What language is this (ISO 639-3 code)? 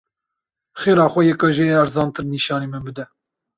kur